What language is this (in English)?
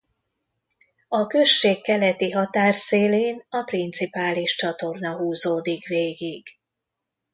Hungarian